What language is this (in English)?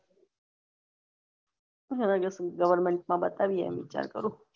Gujarati